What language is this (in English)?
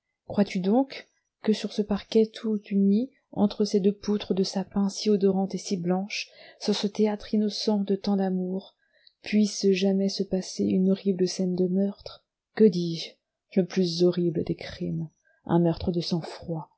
French